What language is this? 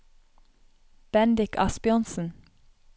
Norwegian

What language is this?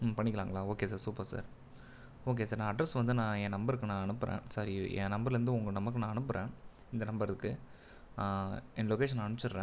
Tamil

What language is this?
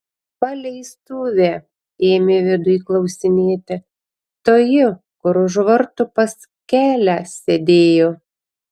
Lithuanian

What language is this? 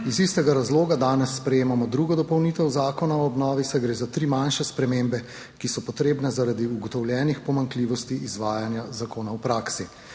Slovenian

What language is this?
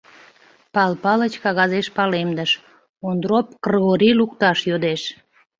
Mari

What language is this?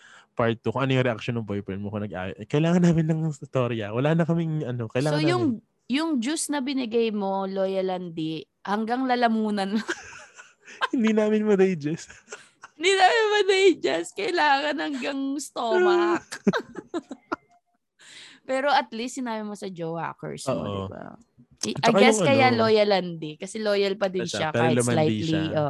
Filipino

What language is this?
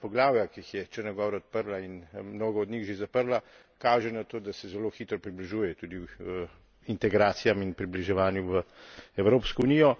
Slovenian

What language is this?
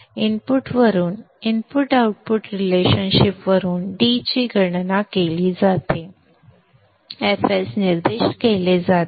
Marathi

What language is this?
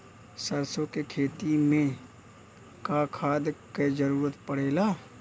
Bhojpuri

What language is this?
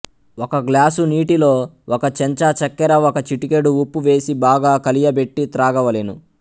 Telugu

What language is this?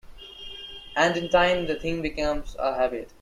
English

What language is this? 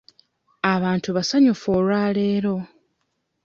Ganda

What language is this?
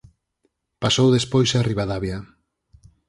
Galician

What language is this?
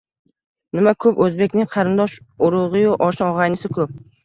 Uzbek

